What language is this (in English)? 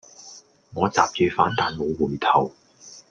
Cantonese